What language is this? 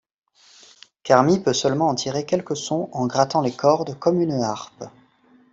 French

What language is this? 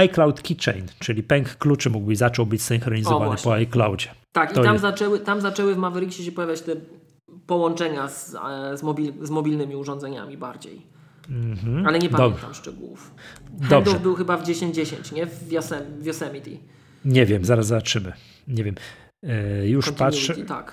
Polish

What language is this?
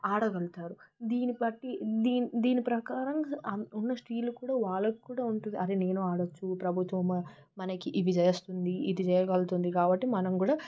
Telugu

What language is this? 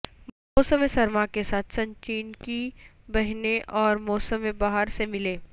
Urdu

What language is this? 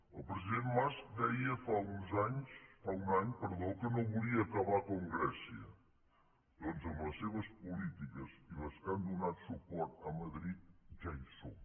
Catalan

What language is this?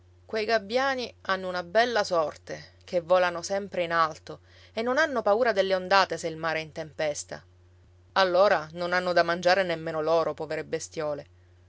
Italian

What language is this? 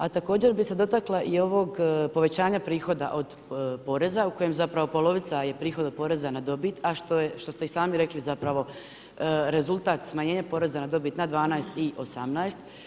Croatian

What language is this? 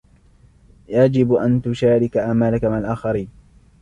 Arabic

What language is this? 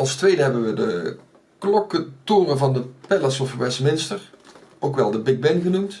Dutch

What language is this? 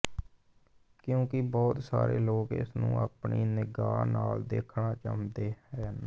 Punjabi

